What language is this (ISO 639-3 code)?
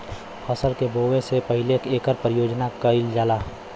bho